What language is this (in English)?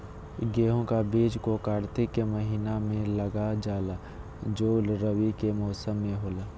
Magahi